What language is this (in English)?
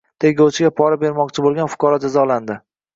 Uzbek